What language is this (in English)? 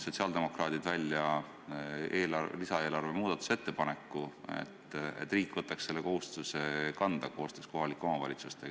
Estonian